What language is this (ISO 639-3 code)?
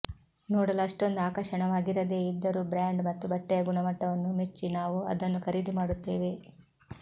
kan